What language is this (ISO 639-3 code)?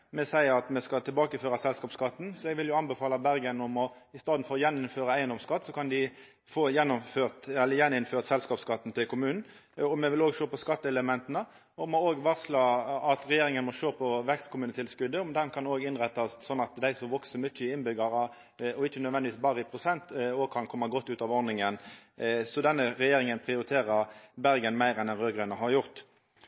nno